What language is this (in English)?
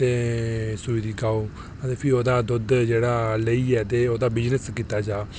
Dogri